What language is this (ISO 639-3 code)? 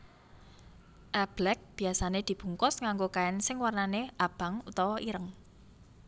jav